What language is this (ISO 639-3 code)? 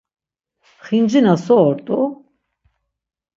lzz